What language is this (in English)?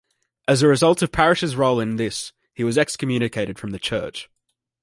English